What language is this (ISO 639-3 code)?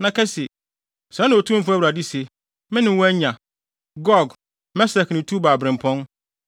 aka